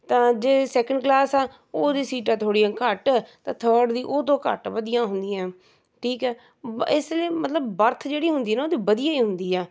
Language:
Punjabi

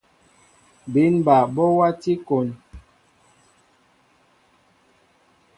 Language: Mbo (Cameroon)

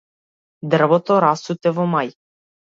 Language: Macedonian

